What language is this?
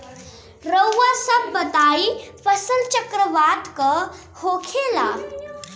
Bhojpuri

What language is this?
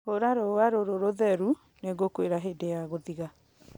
Kikuyu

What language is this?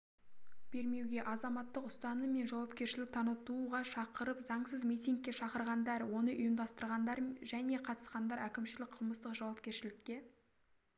Kazakh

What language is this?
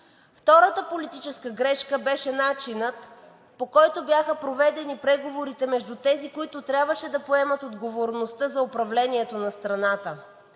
Bulgarian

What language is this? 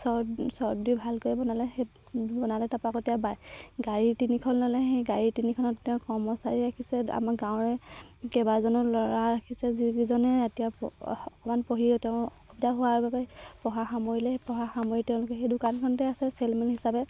Assamese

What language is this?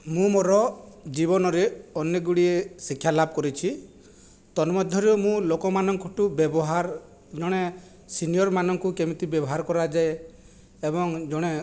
Odia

